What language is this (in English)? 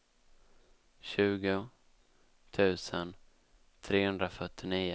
Swedish